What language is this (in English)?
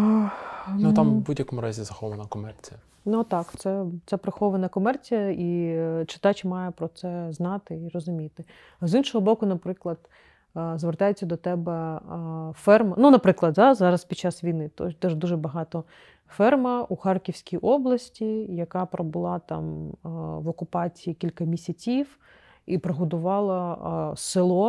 Ukrainian